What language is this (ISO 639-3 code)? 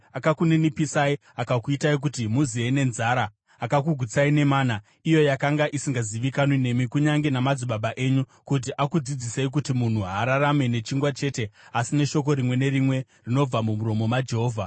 sna